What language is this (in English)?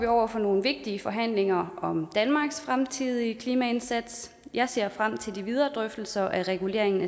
Danish